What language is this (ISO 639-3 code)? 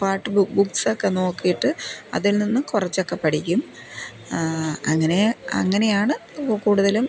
mal